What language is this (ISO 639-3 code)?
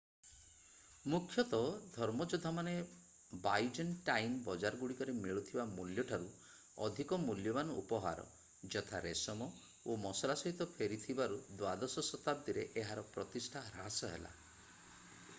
ori